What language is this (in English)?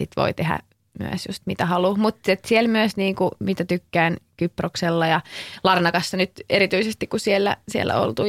Finnish